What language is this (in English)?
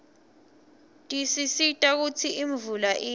Swati